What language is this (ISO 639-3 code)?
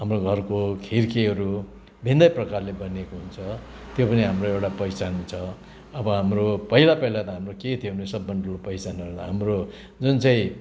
nep